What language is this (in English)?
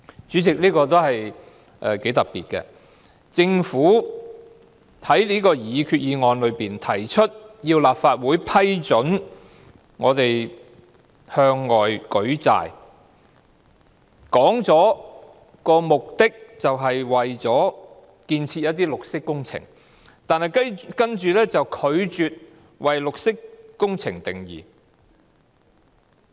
Cantonese